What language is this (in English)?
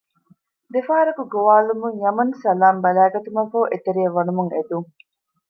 Divehi